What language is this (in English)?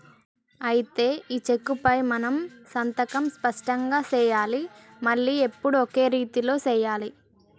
Telugu